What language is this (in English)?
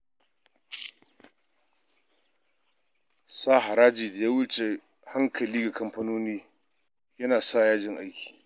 Hausa